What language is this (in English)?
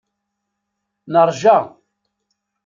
Kabyle